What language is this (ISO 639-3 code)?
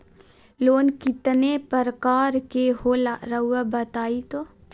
mag